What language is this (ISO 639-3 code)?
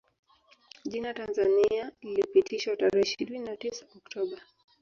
swa